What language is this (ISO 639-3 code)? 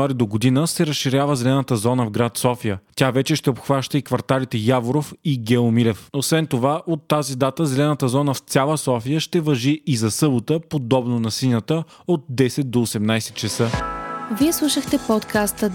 bul